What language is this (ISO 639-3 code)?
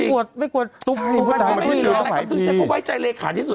tha